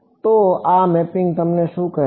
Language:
Gujarati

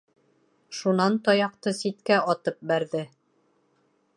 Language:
Bashkir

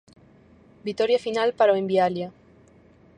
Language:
Galician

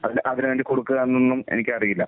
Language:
Malayalam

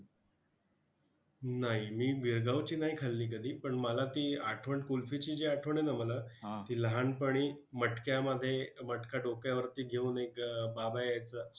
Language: Marathi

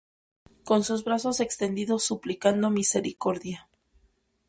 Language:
Spanish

